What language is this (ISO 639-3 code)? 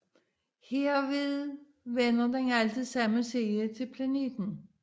dan